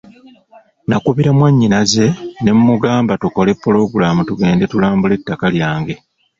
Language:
Ganda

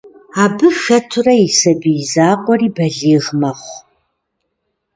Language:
Kabardian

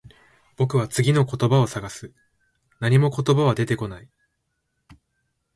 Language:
Japanese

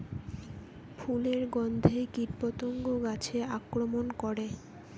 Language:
Bangla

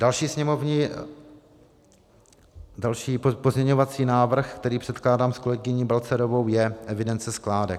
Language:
Czech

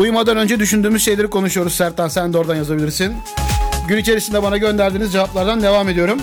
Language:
Turkish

